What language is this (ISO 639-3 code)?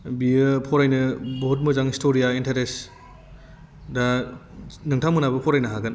brx